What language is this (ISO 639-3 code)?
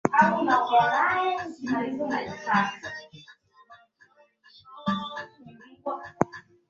swa